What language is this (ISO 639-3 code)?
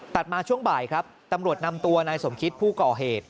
tha